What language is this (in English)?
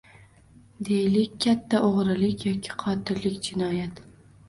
Uzbek